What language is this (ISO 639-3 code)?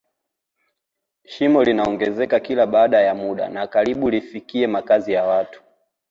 swa